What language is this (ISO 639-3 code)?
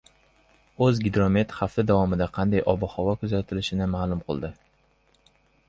uzb